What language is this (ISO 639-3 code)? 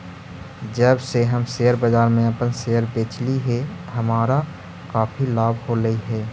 mag